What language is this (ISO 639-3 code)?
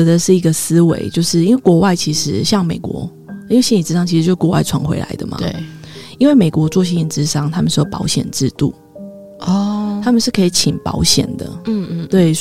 zho